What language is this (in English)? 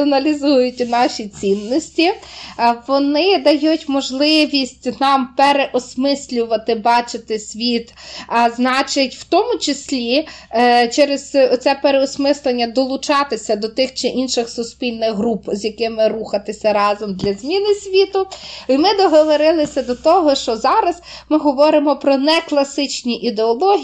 Ukrainian